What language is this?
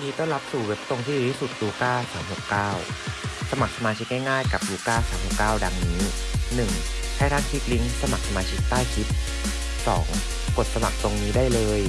Thai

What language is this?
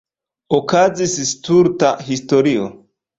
Esperanto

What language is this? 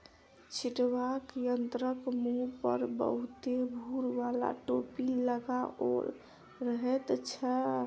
Maithili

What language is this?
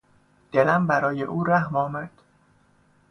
Persian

